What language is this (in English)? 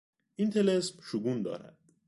Persian